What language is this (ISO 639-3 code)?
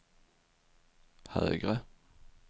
swe